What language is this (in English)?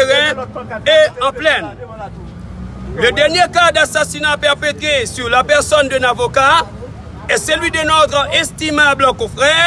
French